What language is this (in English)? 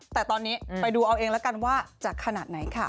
Thai